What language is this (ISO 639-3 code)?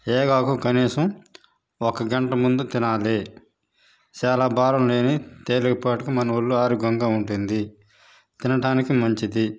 tel